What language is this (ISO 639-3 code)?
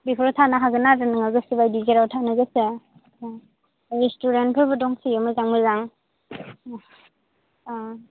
brx